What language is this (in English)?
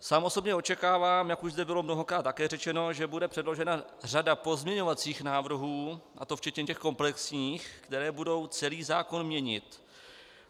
Czech